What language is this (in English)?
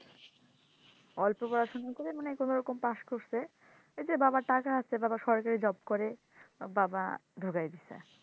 Bangla